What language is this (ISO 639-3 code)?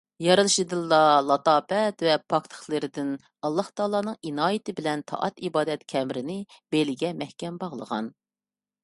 uig